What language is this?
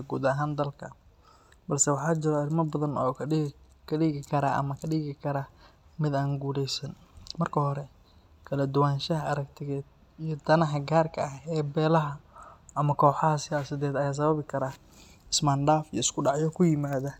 Somali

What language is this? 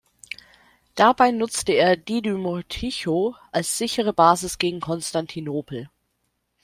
German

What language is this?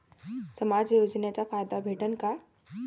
Marathi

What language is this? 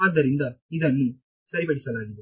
Kannada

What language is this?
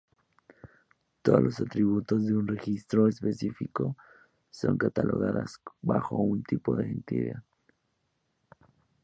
Spanish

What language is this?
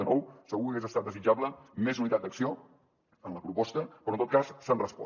Catalan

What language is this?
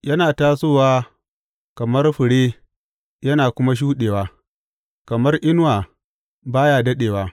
Hausa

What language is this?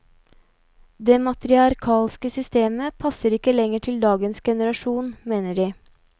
Norwegian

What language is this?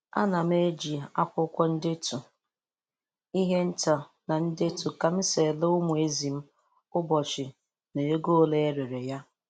Igbo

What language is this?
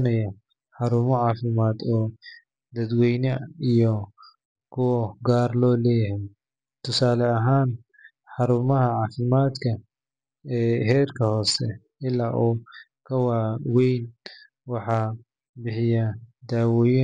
Somali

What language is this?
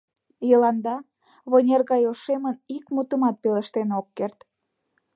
Mari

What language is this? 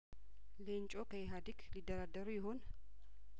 Amharic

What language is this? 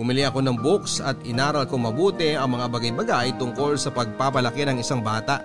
Filipino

